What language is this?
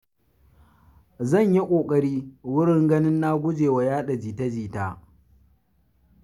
Hausa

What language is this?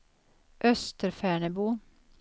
Swedish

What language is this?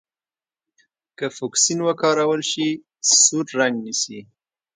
Pashto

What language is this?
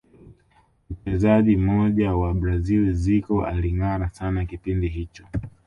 Swahili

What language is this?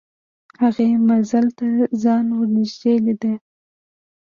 Pashto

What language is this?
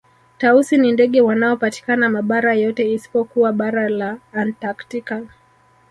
Swahili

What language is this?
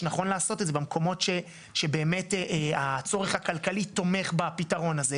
Hebrew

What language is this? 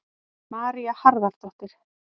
Icelandic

